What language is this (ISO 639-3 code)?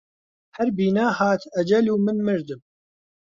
ckb